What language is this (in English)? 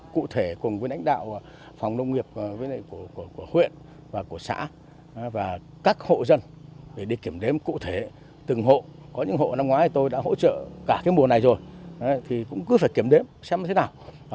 Vietnamese